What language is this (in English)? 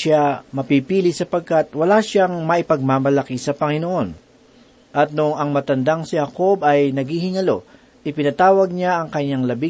Filipino